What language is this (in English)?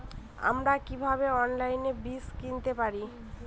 Bangla